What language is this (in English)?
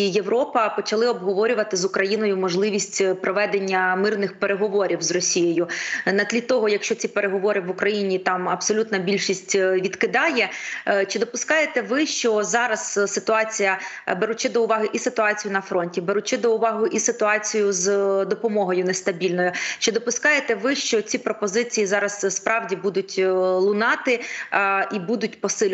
Ukrainian